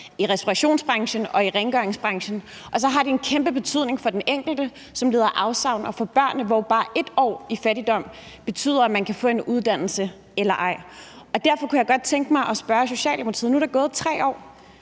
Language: Danish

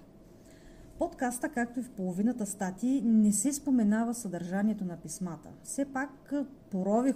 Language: Bulgarian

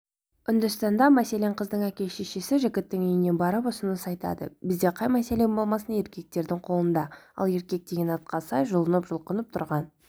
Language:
Kazakh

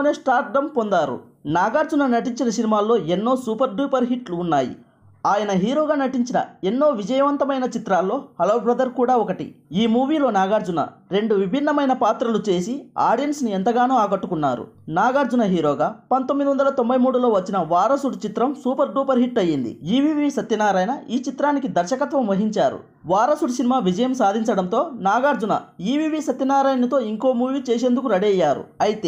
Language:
Telugu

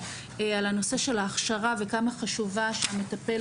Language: Hebrew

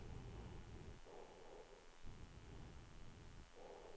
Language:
Swedish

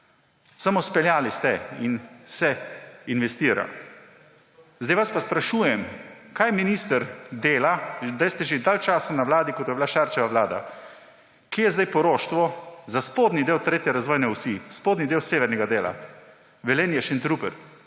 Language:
Slovenian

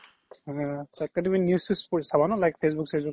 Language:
Assamese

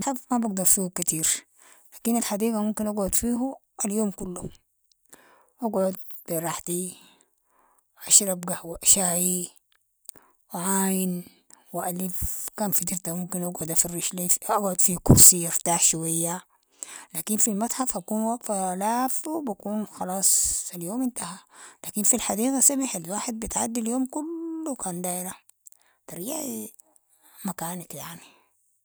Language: Sudanese Arabic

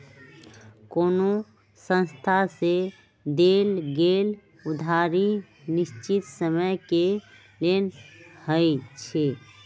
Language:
Magahi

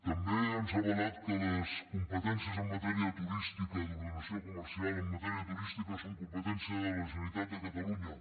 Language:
Catalan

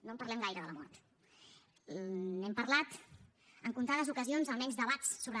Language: Catalan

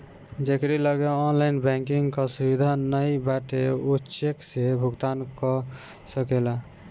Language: Bhojpuri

